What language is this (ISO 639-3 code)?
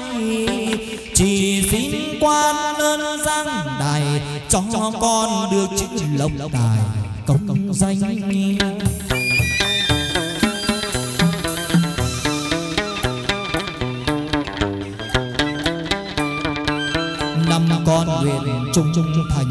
vie